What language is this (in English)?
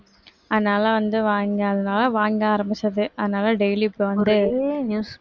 Tamil